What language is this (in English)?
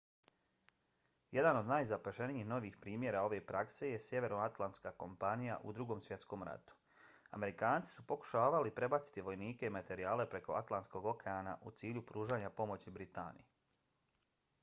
Bosnian